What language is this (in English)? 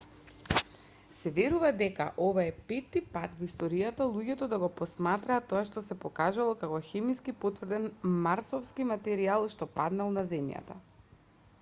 Macedonian